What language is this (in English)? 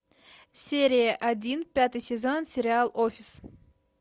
Russian